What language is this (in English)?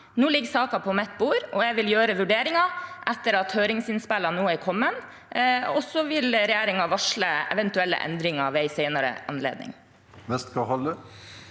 Norwegian